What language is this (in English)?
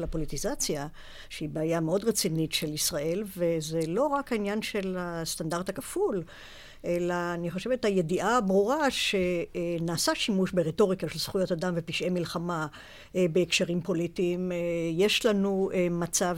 Hebrew